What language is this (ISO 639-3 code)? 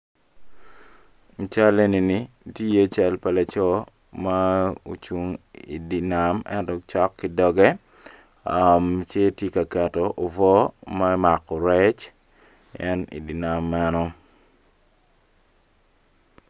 ach